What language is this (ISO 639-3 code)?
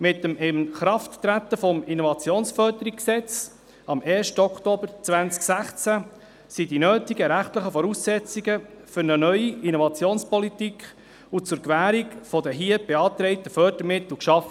gsw